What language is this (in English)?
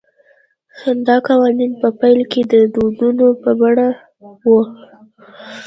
Pashto